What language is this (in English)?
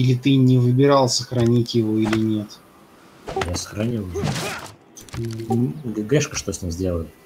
Russian